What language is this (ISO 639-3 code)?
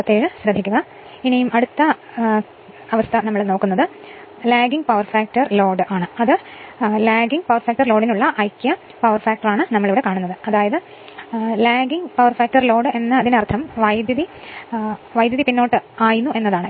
mal